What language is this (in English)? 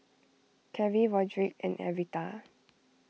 English